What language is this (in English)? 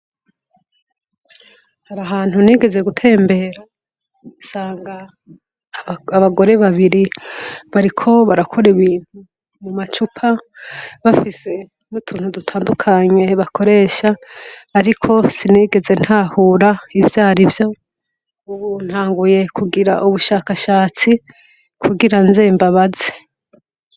Rundi